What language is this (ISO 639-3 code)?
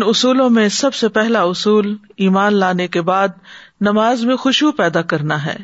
urd